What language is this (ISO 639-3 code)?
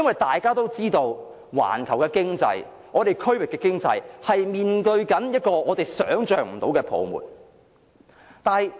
yue